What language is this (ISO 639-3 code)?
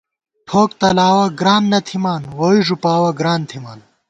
gwt